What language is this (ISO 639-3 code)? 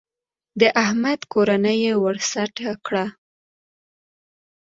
pus